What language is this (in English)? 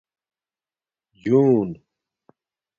Domaaki